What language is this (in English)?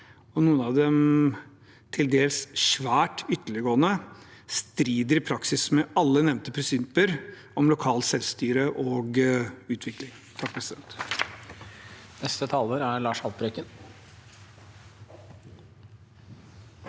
Norwegian